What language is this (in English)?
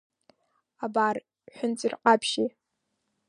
Abkhazian